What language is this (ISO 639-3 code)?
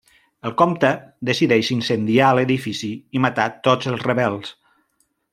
cat